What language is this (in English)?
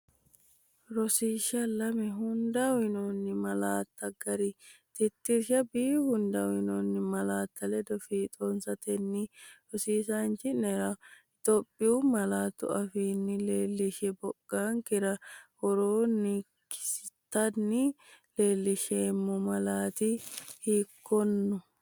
Sidamo